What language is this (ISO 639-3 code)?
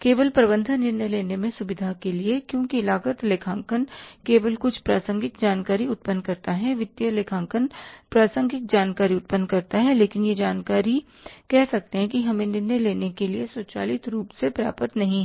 hin